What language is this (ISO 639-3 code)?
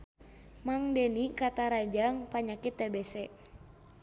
sun